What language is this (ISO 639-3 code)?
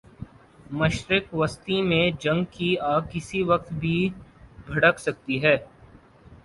urd